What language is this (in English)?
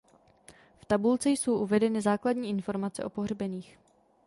Czech